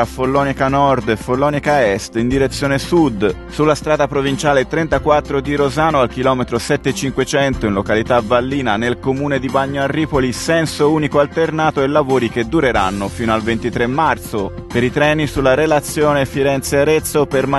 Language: Italian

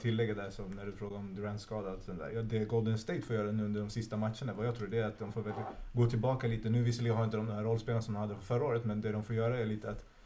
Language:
Swedish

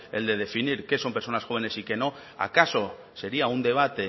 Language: Spanish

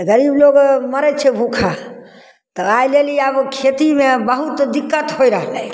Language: Maithili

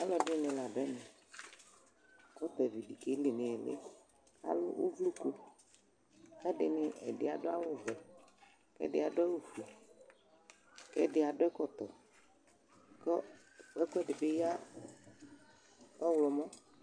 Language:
Ikposo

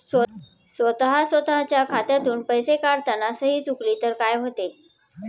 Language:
Marathi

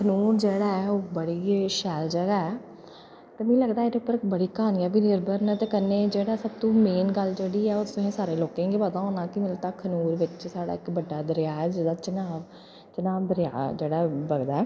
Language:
Dogri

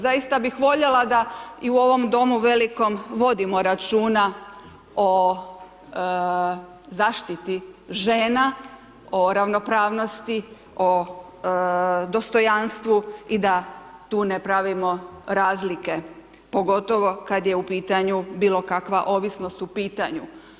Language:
Croatian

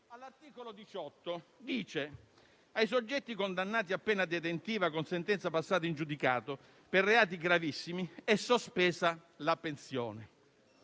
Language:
Italian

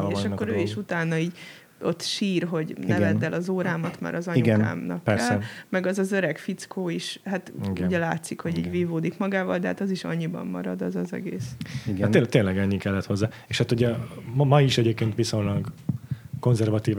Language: Hungarian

